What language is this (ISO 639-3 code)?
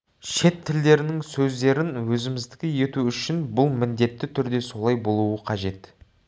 kaz